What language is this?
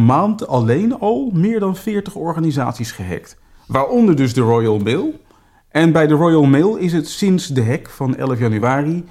Dutch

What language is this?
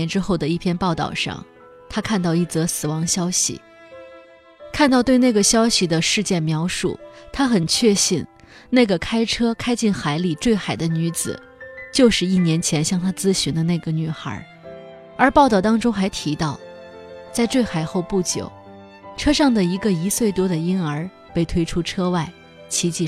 Chinese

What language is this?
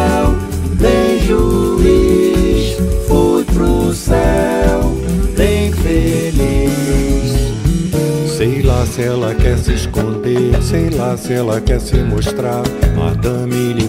Portuguese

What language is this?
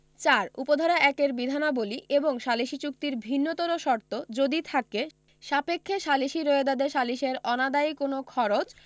Bangla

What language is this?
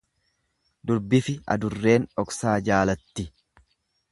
Oromo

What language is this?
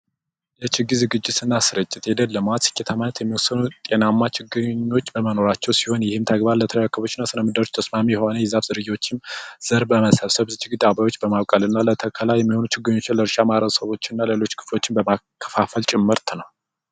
Amharic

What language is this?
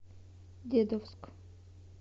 Russian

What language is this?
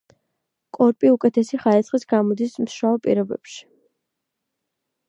Georgian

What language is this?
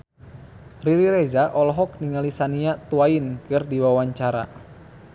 Sundanese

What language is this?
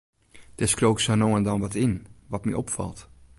Western Frisian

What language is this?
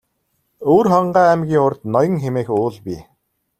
Mongolian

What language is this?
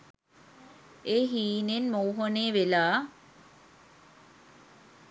Sinhala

